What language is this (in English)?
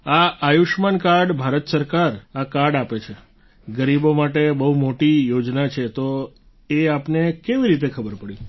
Gujarati